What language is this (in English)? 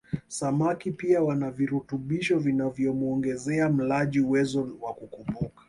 Swahili